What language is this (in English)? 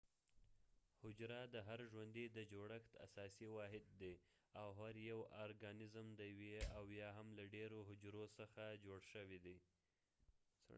Pashto